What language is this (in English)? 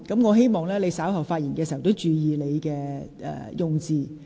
Cantonese